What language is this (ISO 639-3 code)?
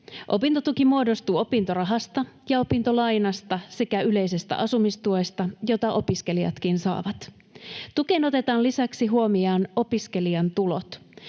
fin